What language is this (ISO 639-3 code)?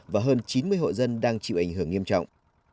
vie